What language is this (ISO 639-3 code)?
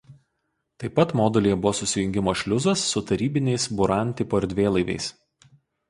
lit